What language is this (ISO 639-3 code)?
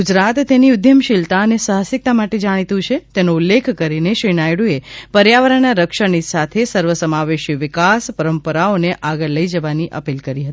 guj